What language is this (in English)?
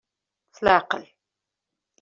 Kabyle